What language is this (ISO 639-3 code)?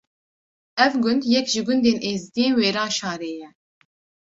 kur